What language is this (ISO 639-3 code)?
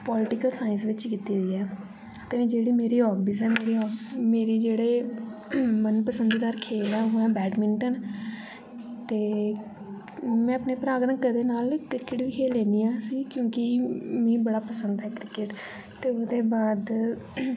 doi